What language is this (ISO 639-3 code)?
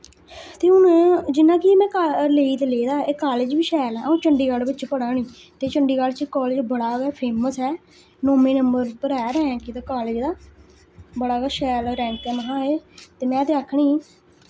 doi